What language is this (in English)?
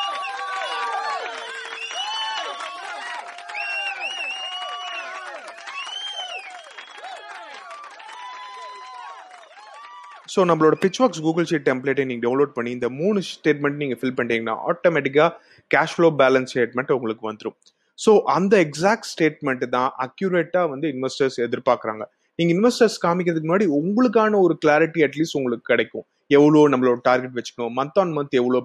Tamil